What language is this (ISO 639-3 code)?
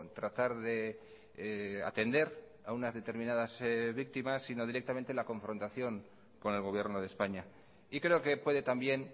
spa